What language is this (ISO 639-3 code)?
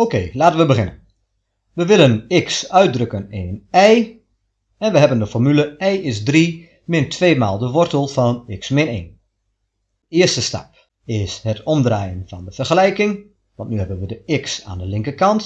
nld